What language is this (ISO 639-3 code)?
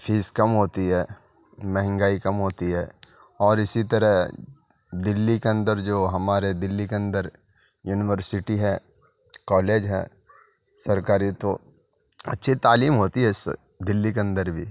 urd